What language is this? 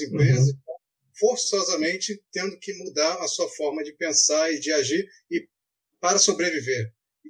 Portuguese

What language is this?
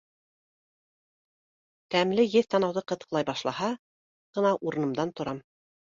Bashkir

